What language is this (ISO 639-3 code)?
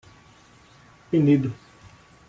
por